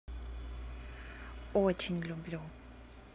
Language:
Russian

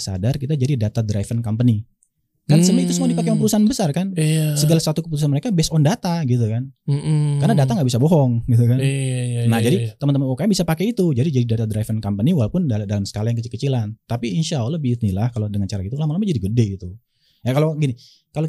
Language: Indonesian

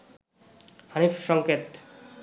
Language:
Bangla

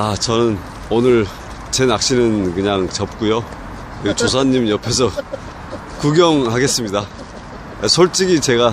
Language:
Korean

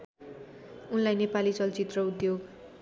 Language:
Nepali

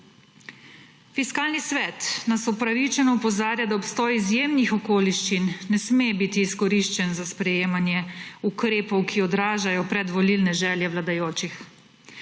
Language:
Slovenian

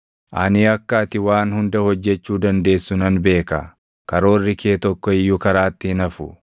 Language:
Oromo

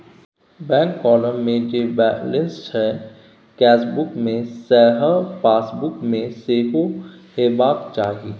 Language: Maithili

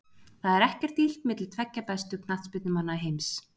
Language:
Icelandic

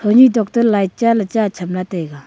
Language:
Wancho Naga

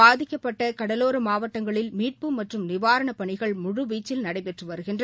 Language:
Tamil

